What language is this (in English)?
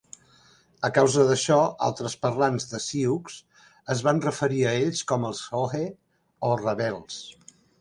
Catalan